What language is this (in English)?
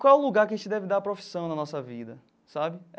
Portuguese